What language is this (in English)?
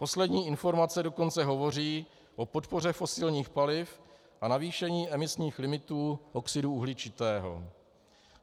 Czech